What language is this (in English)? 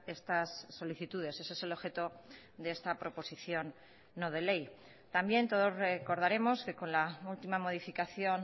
Spanish